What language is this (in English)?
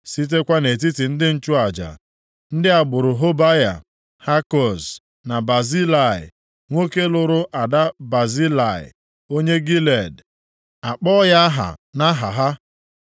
Igbo